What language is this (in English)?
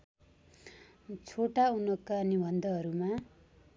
Nepali